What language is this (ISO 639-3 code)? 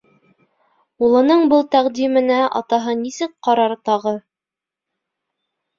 bak